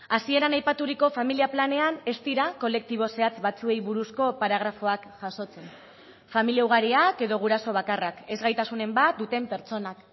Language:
Basque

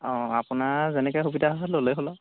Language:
Assamese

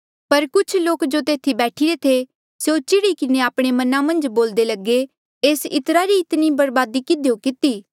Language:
Mandeali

